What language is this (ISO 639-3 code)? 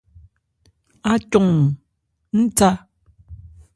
ebr